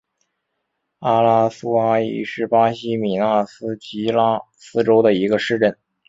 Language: Chinese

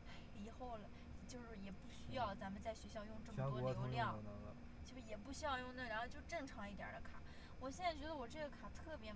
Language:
Chinese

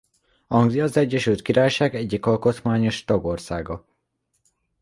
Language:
Hungarian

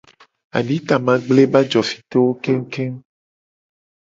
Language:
Gen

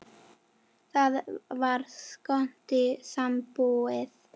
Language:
Icelandic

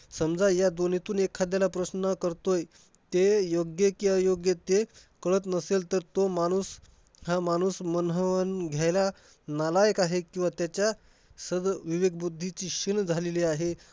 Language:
Marathi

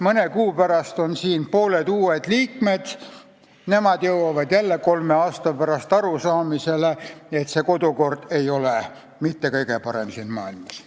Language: Estonian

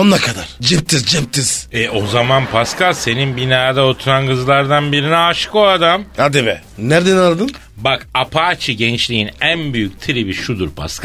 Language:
Turkish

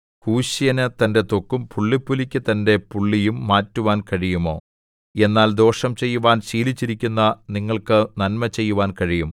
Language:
Malayalam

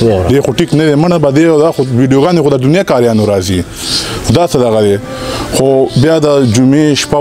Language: Arabic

